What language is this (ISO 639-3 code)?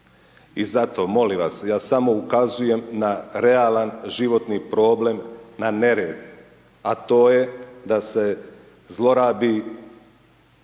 hrv